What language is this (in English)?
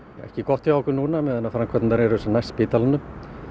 Icelandic